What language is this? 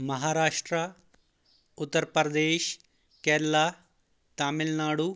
Kashmiri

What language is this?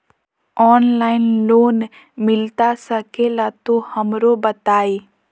Magahi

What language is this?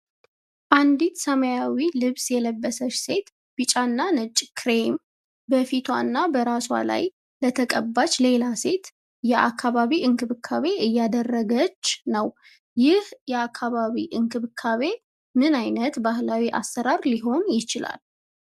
Amharic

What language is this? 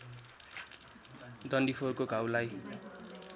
Nepali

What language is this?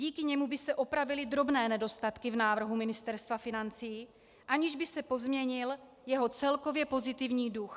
Czech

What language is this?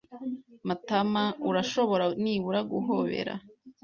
Kinyarwanda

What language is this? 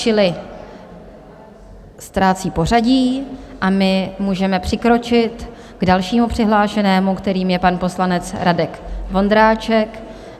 Czech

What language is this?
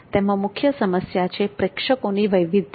Gujarati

